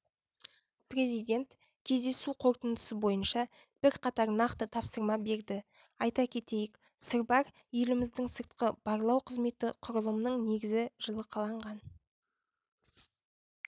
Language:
Kazakh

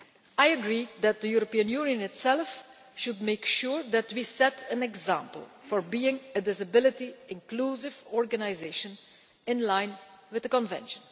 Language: English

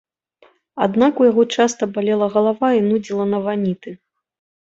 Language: Belarusian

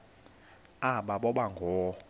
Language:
Xhosa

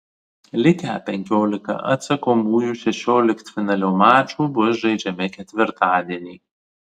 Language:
Lithuanian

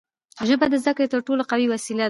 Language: Pashto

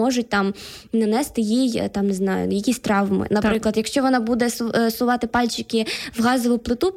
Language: Ukrainian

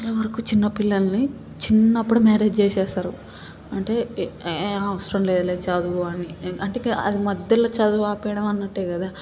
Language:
Telugu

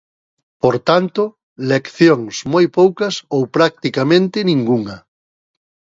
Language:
Galician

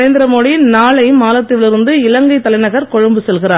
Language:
Tamil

